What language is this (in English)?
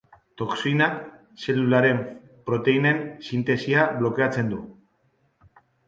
Basque